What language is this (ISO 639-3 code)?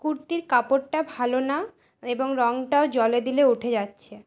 ben